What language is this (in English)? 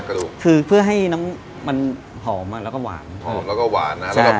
Thai